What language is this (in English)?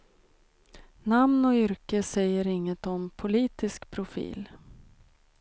Swedish